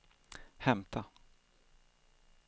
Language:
Swedish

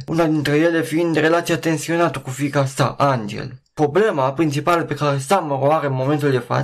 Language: Romanian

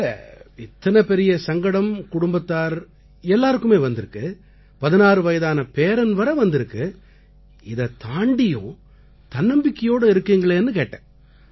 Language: Tamil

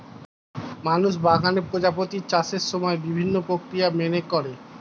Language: Bangla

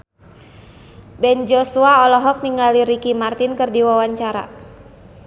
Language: Sundanese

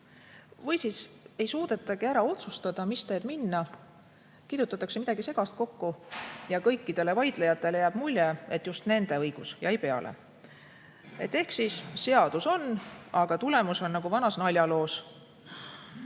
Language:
Estonian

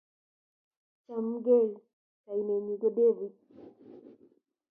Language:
Kalenjin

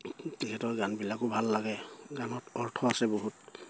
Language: Assamese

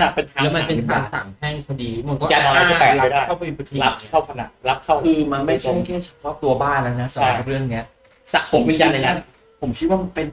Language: Thai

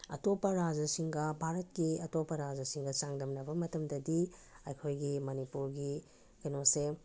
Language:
Manipuri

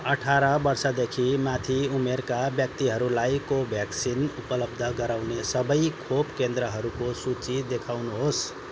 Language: Nepali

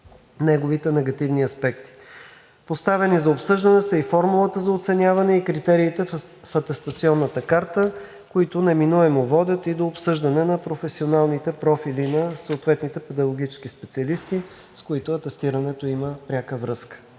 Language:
Bulgarian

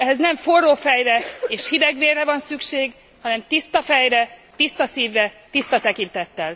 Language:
Hungarian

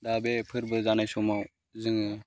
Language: Bodo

